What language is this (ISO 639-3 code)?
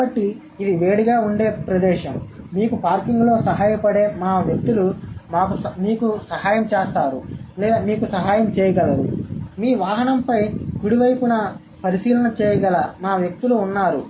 tel